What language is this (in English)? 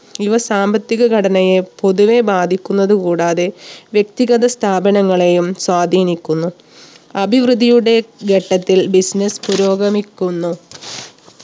Malayalam